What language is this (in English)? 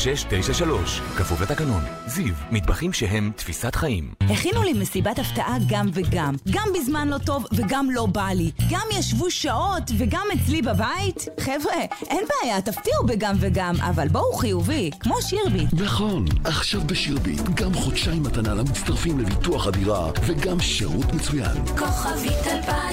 Hebrew